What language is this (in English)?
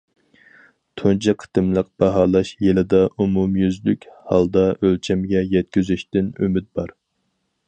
Uyghur